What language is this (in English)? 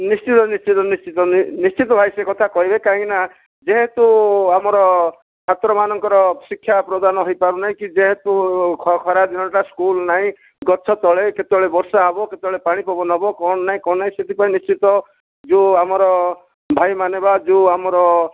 Odia